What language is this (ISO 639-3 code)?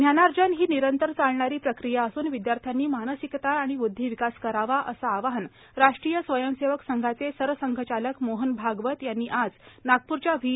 mar